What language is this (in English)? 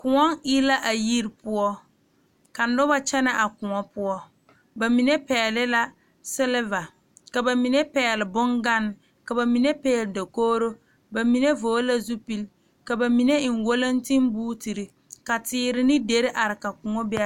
Southern Dagaare